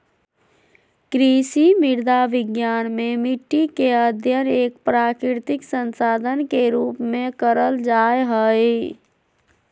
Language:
Magahi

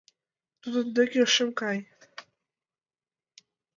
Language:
Mari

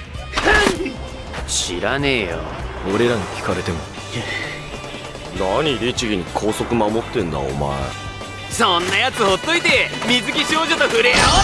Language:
Japanese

